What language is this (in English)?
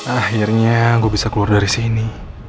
Indonesian